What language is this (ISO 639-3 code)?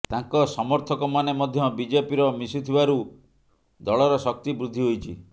ori